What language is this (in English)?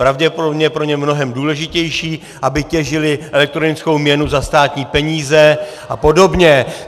Czech